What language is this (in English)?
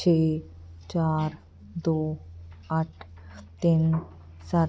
Punjabi